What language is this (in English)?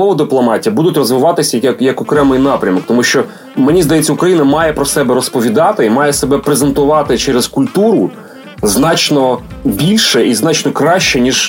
Ukrainian